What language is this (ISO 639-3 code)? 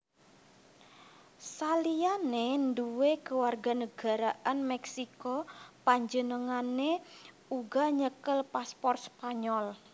jav